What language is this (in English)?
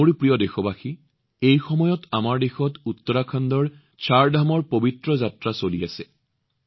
Assamese